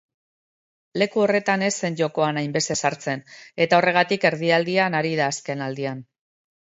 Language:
Basque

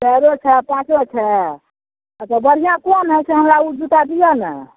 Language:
Maithili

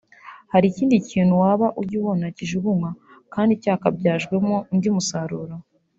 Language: Kinyarwanda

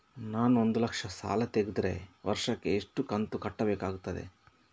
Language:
Kannada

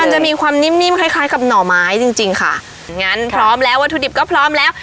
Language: Thai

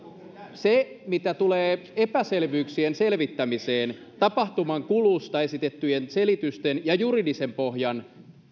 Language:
Finnish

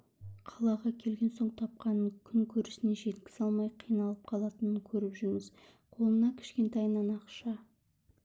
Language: Kazakh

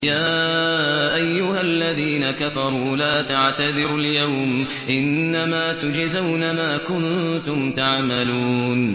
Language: Arabic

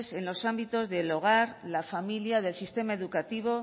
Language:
Spanish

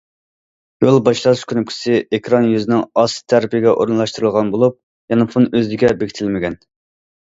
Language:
Uyghur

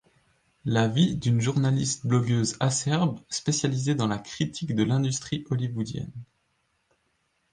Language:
French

